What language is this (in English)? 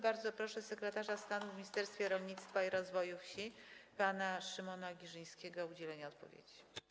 Polish